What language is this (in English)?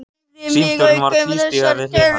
Icelandic